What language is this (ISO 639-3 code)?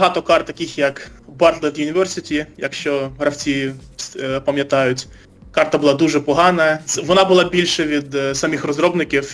ukr